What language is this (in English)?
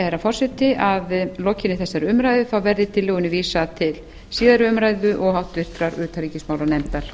Icelandic